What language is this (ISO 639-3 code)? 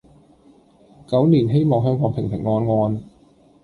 yue